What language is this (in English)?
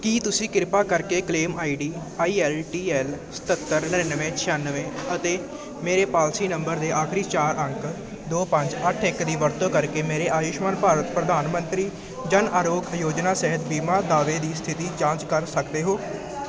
Punjabi